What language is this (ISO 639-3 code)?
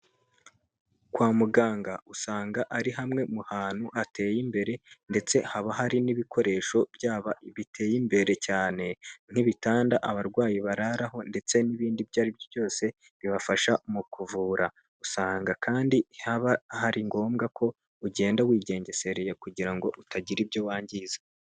kin